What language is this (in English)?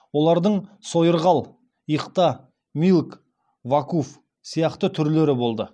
Kazakh